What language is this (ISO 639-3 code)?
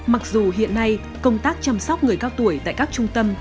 vie